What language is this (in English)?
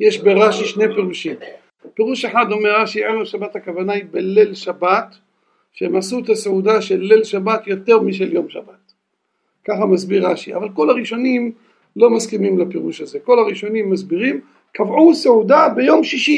Hebrew